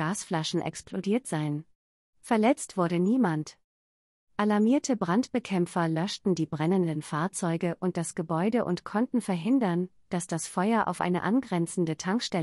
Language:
German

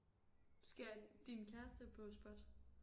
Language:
Danish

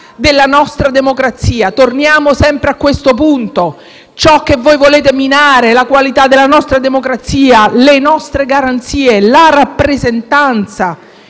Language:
Italian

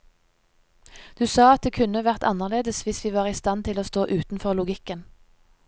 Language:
Norwegian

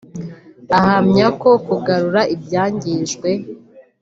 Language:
Kinyarwanda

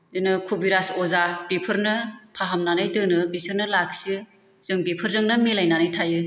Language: Bodo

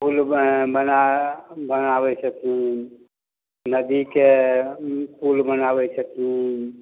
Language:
Maithili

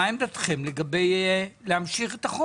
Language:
Hebrew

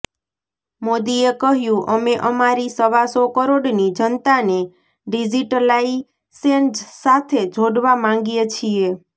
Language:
Gujarati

